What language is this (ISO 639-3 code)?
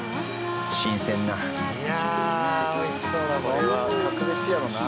jpn